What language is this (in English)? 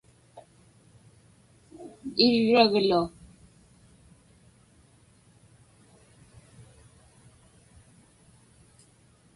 Inupiaq